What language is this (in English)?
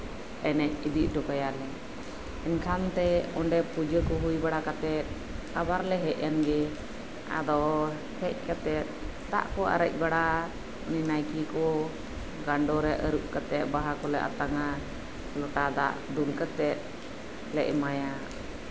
Santali